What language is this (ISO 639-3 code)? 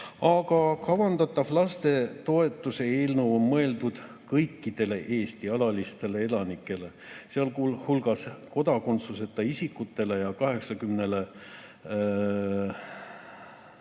est